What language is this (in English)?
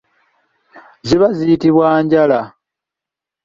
Ganda